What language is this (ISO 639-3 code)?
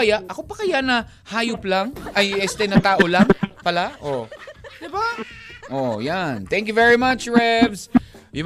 fil